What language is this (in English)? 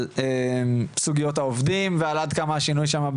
Hebrew